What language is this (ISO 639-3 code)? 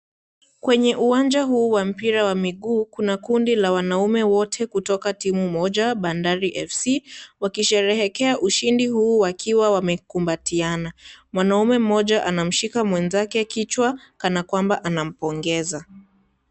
swa